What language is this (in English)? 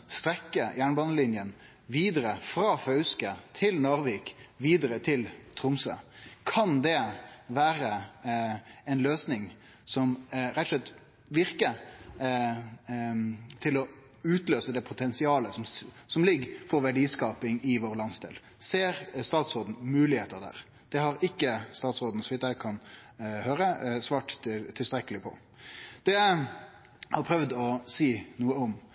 Norwegian Nynorsk